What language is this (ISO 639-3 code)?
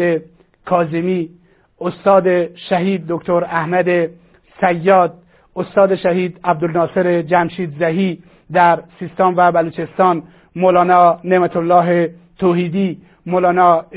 fas